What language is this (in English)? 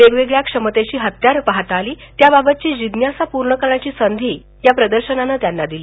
Marathi